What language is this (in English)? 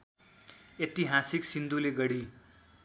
Nepali